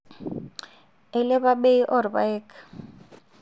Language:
Masai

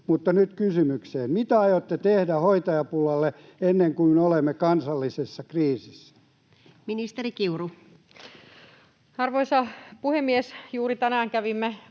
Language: Finnish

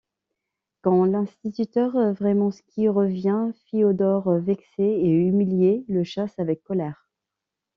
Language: French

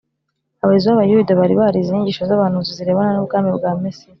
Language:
Kinyarwanda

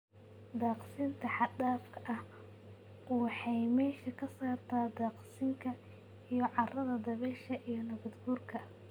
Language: Somali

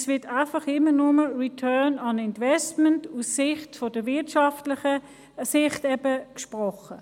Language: Swiss German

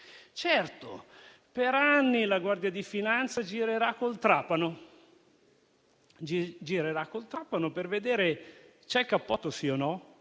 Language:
Italian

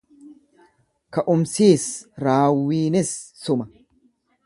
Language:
Oromo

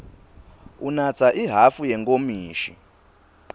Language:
Swati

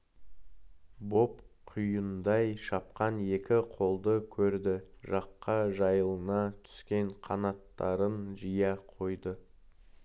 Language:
Kazakh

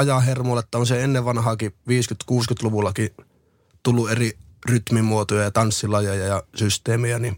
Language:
Finnish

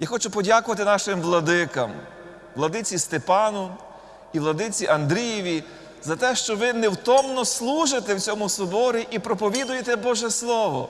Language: Ukrainian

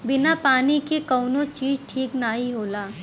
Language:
Bhojpuri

